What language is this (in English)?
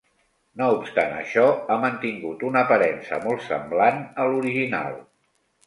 Catalan